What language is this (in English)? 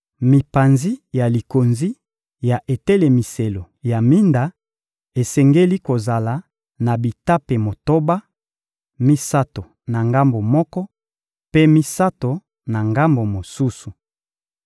Lingala